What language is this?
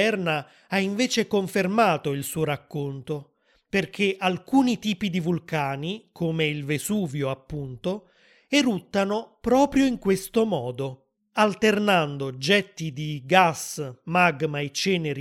Italian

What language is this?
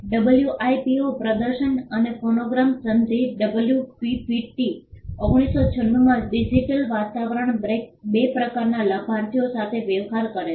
Gujarati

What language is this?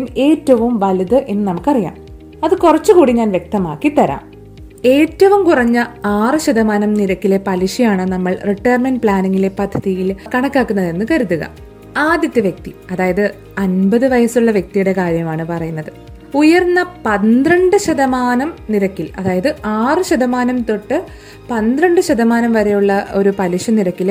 Malayalam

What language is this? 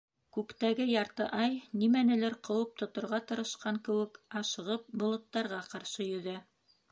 Bashkir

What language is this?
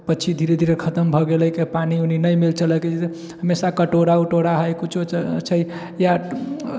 Maithili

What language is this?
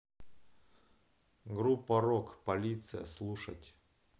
Russian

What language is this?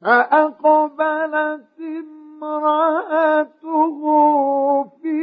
Arabic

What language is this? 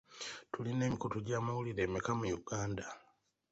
Ganda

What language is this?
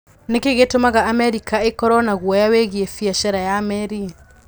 Kikuyu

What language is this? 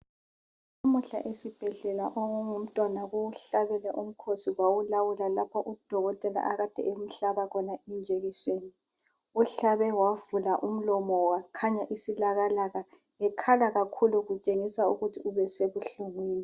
North Ndebele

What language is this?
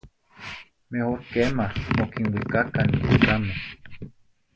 Zacatlán-Ahuacatlán-Tepetzintla Nahuatl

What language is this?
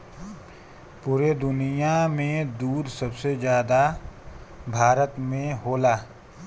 Bhojpuri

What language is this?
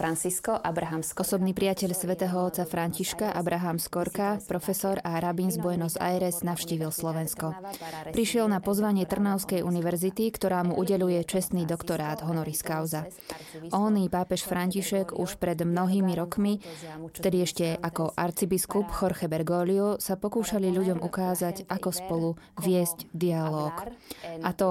Slovak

